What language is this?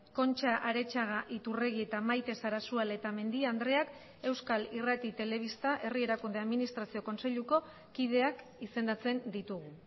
Basque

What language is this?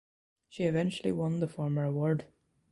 English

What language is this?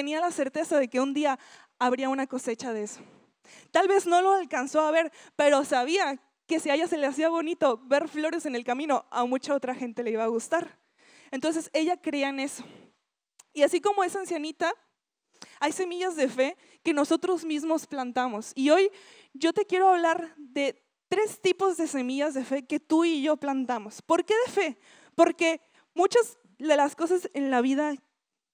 Spanish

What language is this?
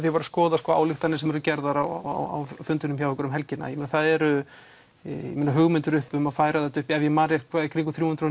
Icelandic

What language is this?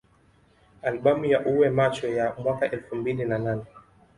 Swahili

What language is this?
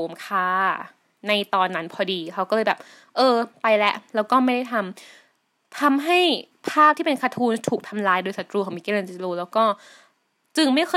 Thai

